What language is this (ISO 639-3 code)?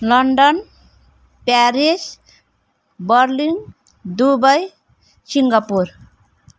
nep